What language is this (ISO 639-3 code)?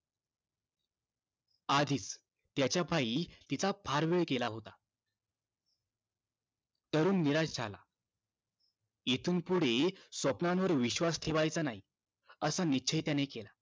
mar